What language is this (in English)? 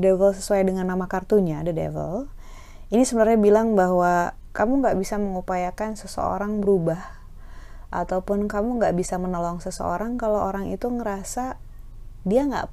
Indonesian